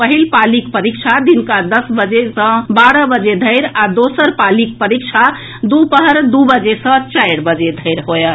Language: Maithili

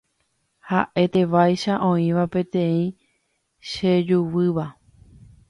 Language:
Guarani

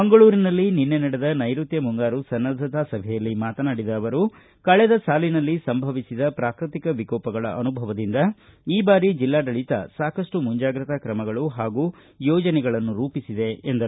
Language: Kannada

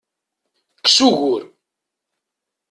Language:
Kabyle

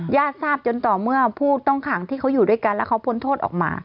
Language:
Thai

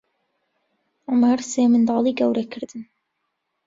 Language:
Central Kurdish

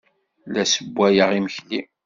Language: Kabyle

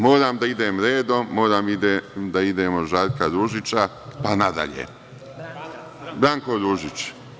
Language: Serbian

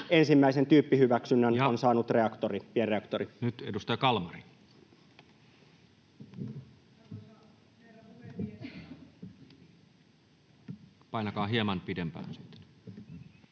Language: Finnish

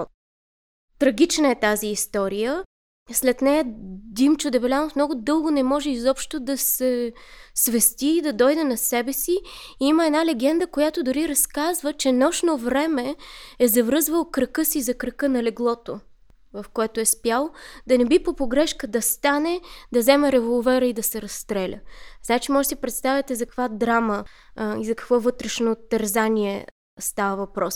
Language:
Bulgarian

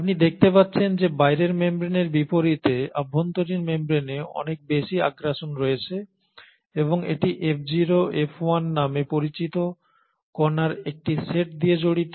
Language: Bangla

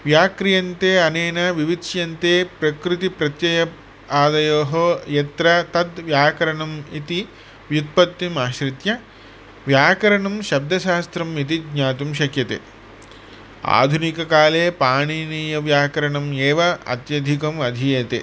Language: Sanskrit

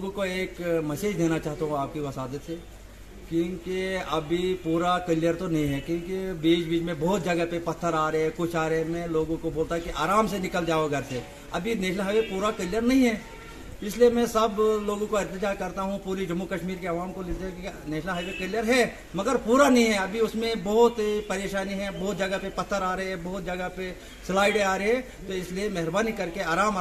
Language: Hindi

